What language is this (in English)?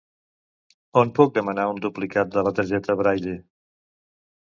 Catalan